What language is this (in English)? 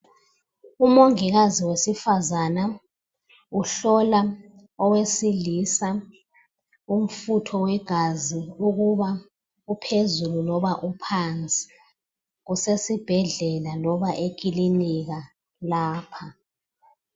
North Ndebele